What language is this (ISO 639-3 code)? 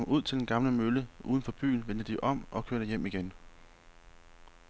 dan